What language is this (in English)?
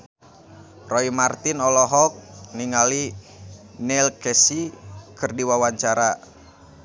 Sundanese